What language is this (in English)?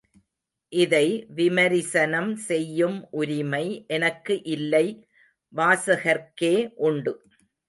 Tamil